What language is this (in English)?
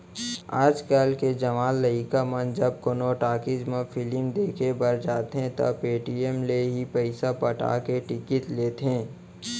Chhattisgarhi